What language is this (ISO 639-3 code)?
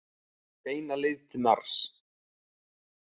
isl